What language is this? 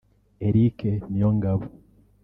Kinyarwanda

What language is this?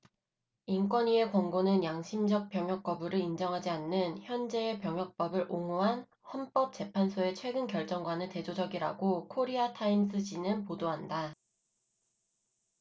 Korean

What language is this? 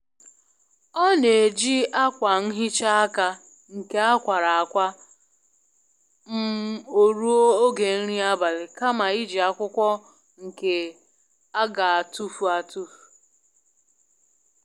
Igbo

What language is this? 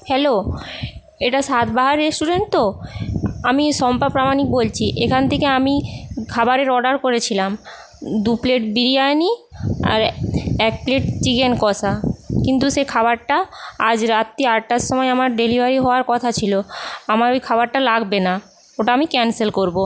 Bangla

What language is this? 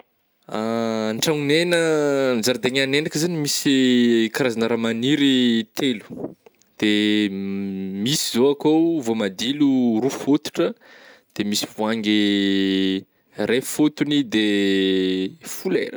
Northern Betsimisaraka Malagasy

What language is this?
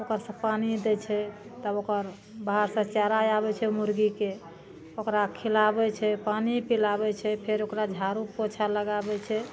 Maithili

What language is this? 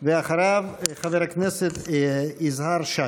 Hebrew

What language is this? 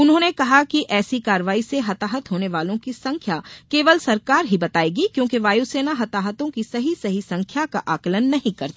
Hindi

